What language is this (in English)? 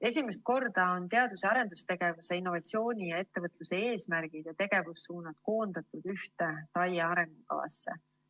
Estonian